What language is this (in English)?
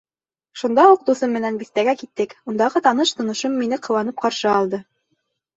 Bashkir